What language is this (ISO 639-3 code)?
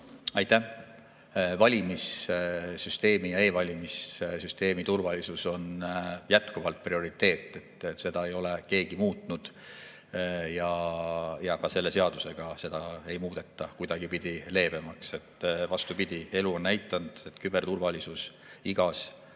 est